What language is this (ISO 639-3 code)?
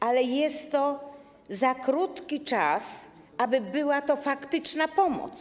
pol